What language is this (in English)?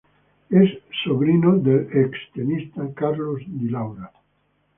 Spanish